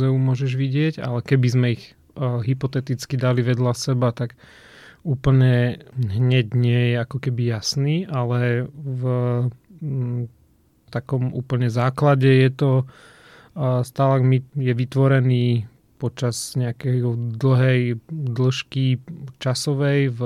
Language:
Slovak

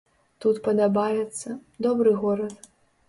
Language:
Belarusian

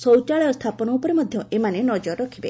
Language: Odia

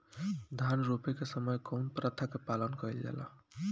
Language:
Bhojpuri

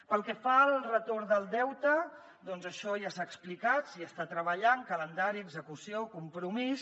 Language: Catalan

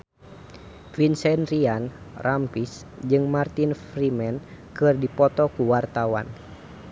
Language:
Sundanese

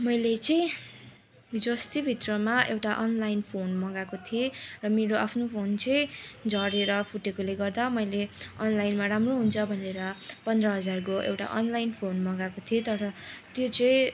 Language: Nepali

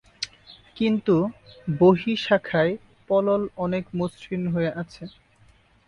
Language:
Bangla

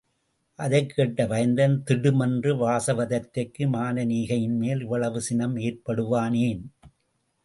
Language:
Tamil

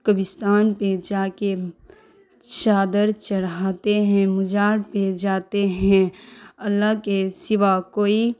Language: Urdu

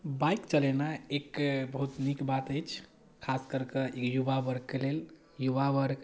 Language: Maithili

